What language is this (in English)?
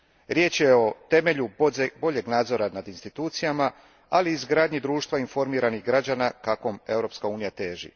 Croatian